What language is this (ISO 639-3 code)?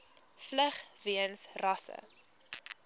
afr